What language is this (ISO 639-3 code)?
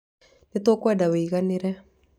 kik